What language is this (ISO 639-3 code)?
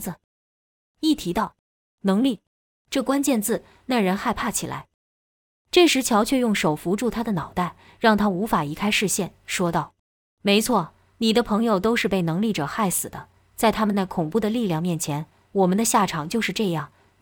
zho